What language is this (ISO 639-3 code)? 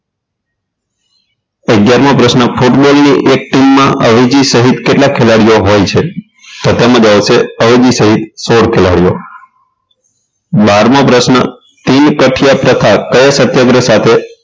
guj